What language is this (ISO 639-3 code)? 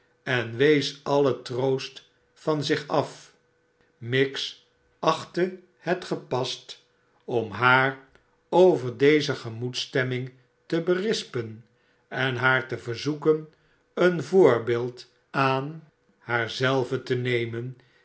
nld